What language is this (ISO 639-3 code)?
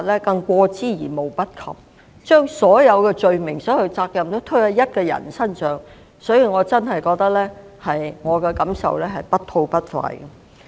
yue